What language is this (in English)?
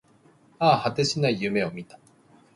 Japanese